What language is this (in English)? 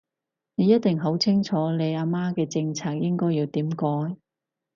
Cantonese